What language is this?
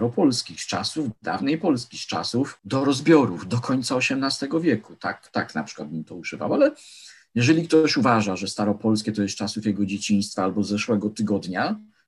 Polish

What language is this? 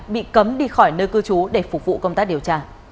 Vietnamese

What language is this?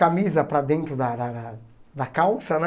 Portuguese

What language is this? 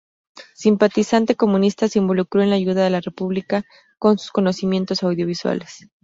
Spanish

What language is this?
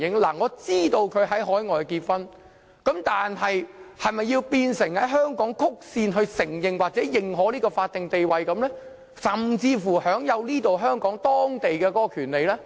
Cantonese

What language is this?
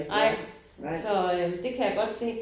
Danish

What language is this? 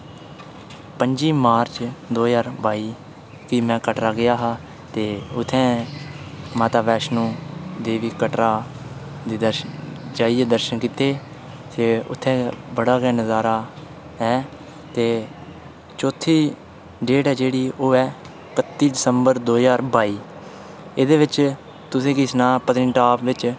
Dogri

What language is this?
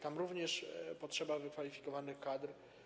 Polish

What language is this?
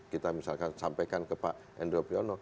Indonesian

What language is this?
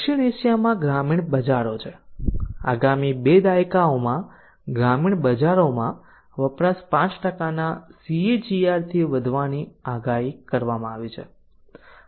Gujarati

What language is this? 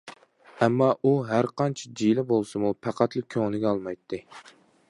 Uyghur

